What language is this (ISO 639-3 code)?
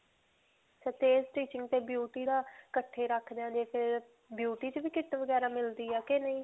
pan